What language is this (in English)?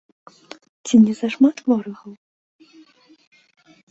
Belarusian